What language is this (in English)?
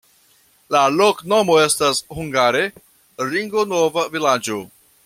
Esperanto